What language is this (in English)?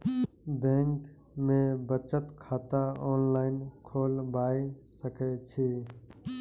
Maithili